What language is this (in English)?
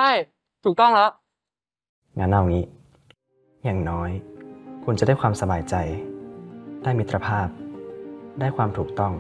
Thai